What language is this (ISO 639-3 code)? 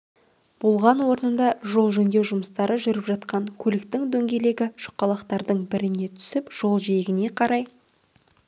kaz